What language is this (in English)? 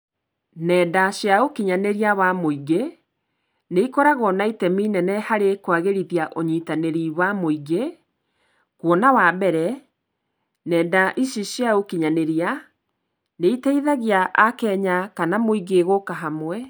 Kikuyu